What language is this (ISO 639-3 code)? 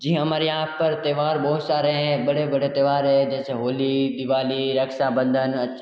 hin